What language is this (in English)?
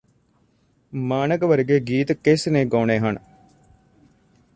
Punjabi